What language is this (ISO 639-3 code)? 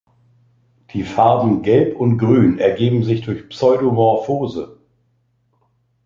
deu